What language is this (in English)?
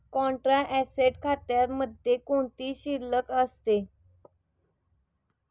Marathi